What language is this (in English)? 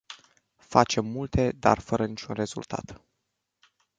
Romanian